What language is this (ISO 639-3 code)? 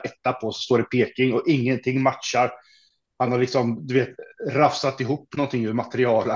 swe